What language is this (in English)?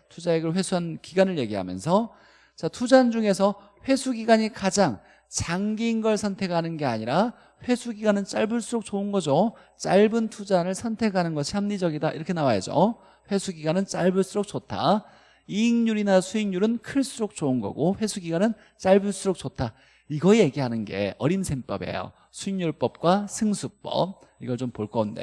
Korean